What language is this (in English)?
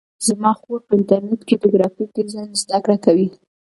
Pashto